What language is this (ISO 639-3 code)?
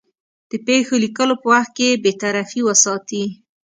pus